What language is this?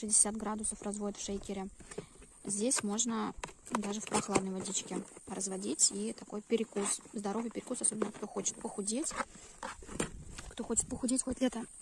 Russian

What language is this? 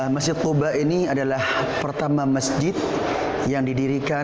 Indonesian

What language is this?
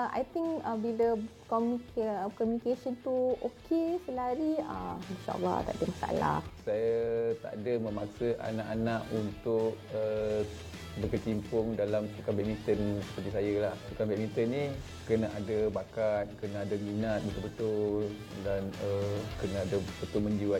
Malay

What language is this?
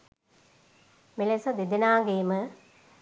Sinhala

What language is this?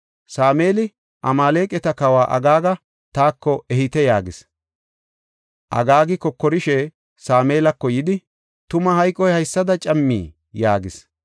Gofa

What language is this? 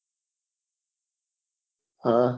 Gujarati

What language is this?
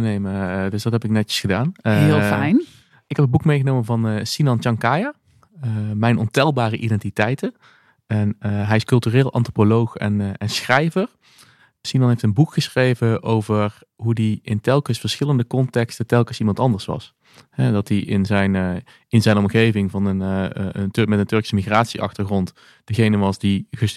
Dutch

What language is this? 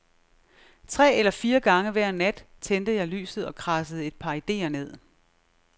Danish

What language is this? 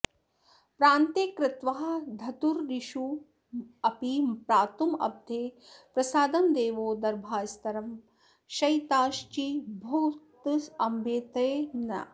Sanskrit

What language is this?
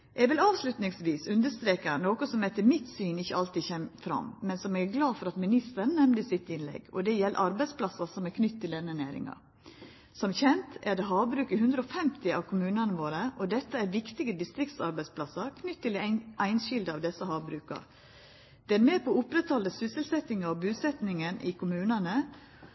Norwegian Nynorsk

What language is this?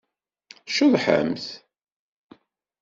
Kabyle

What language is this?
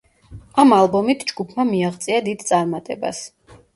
Georgian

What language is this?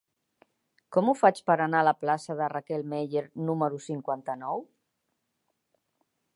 Catalan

